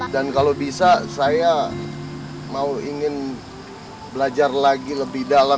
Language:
Indonesian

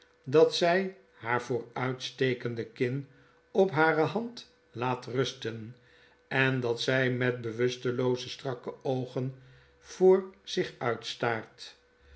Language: Dutch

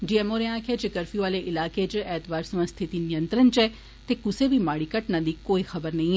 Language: Dogri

